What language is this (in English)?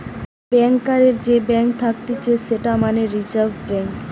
Bangla